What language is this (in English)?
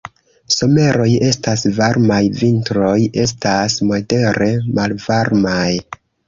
Esperanto